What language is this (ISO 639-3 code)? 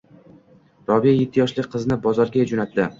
uzb